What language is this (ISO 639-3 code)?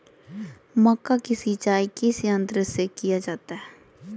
mag